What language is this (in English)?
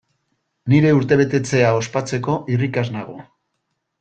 Basque